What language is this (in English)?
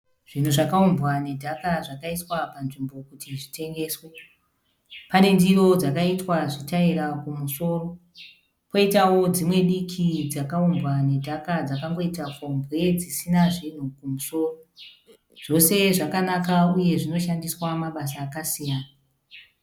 Shona